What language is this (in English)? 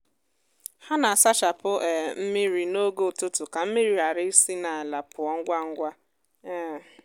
Igbo